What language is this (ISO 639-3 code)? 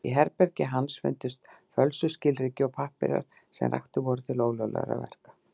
isl